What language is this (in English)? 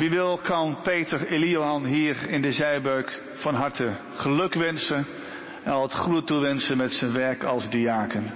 Dutch